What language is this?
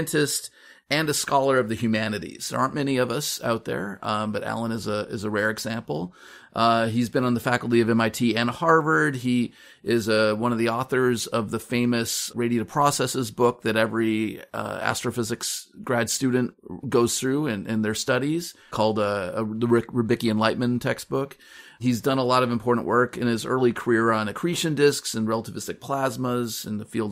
English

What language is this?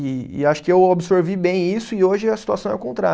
Portuguese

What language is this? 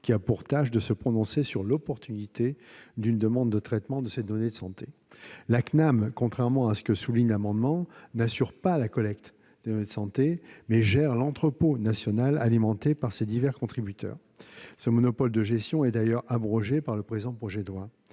French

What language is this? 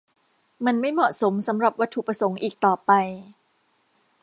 Thai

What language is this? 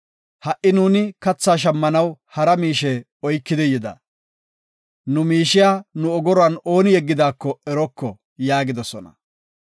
Gofa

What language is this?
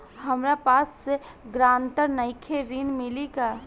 Bhojpuri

